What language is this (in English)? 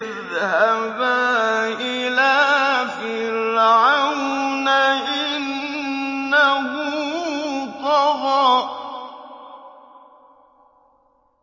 Arabic